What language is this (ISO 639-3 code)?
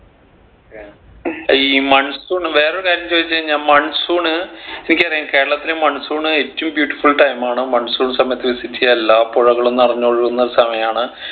mal